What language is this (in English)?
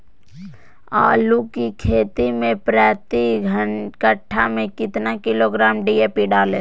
Magahi